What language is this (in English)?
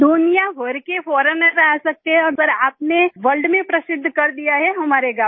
Hindi